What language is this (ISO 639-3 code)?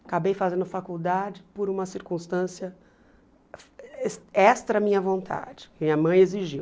por